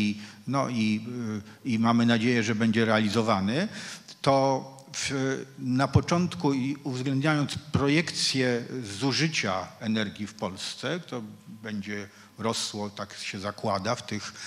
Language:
Polish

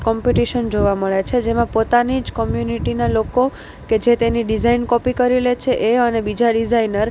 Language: Gujarati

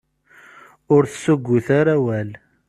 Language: Kabyle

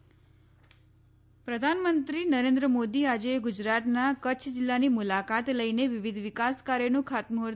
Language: Gujarati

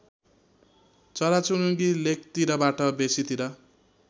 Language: Nepali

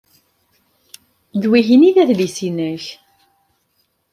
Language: Kabyle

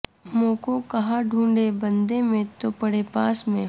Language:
Urdu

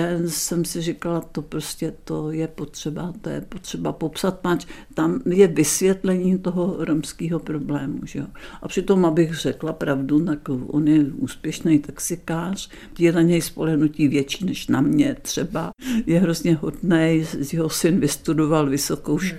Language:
Czech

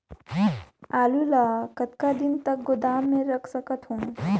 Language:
Chhattisgarhi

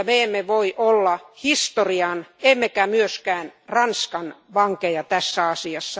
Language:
Finnish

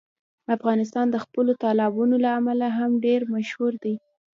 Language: Pashto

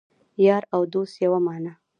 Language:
Pashto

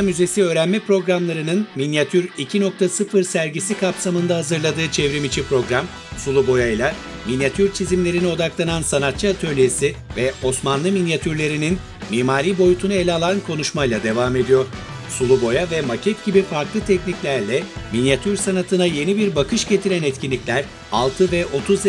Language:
Turkish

